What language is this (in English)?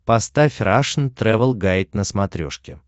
Russian